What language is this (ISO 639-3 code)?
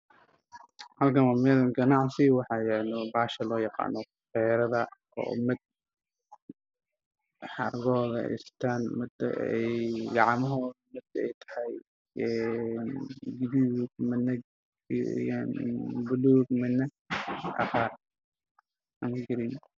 som